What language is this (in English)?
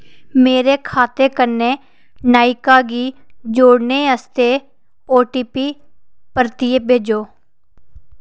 Dogri